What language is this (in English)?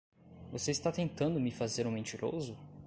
Portuguese